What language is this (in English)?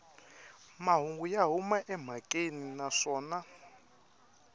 Tsonga